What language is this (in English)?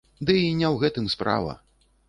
Belarusian